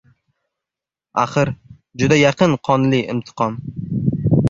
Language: Uzbek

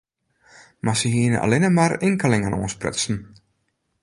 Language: Western Frisian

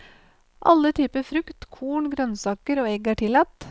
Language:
Norwegian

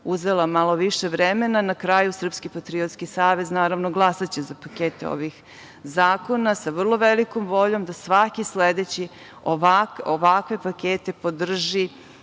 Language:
Serbian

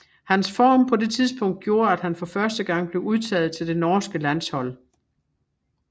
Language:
Danish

